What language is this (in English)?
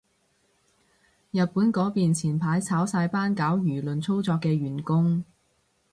Cantonese